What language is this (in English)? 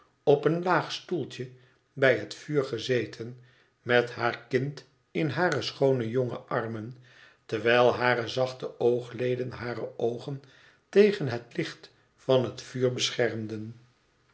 Dutch